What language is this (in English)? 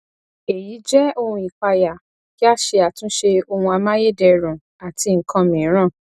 Yoruba